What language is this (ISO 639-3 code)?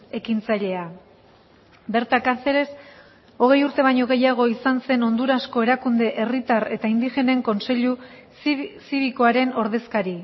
eus